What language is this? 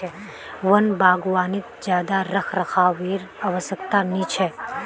Magahi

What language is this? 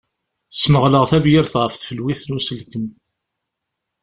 Kabyle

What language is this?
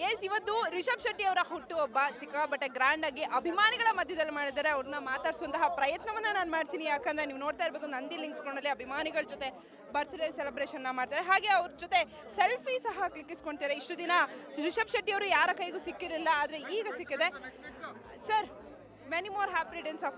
Arabic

